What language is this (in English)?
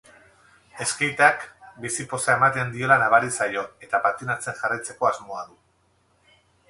Basque